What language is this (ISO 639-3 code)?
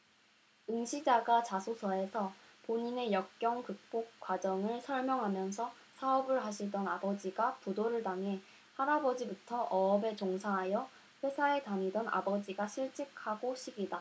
kor